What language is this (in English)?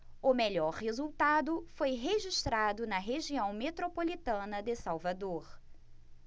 Portuguese